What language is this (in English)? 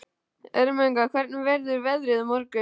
Icelandic